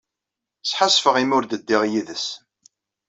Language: Kabyle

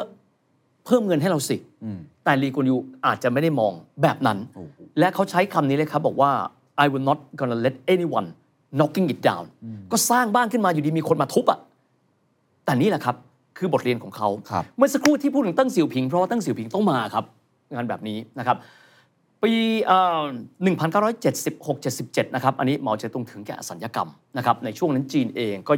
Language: Thai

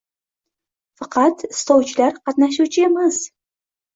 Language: Uzbek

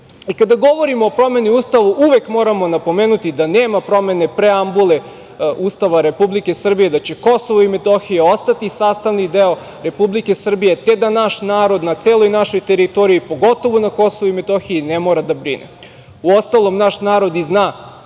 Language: Serbian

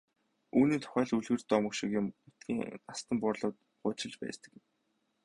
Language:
Mongolian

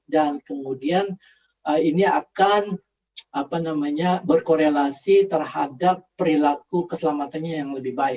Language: Indonesian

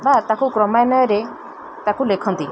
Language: Odia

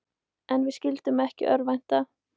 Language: Icelandic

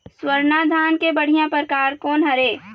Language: Chhattisgarhi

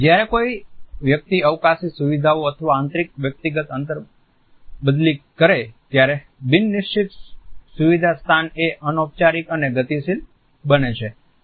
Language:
Gujarati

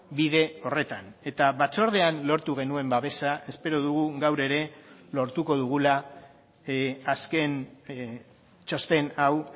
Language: Basque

